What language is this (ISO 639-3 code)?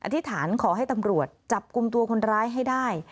tha